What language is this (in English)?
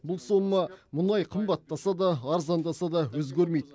Kazakh